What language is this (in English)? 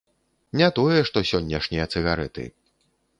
Belarusian